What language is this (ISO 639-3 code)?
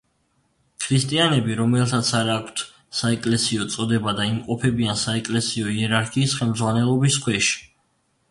kat